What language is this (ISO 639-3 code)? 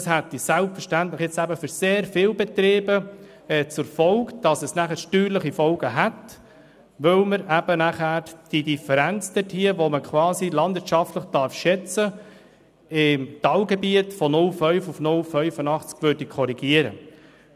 gsw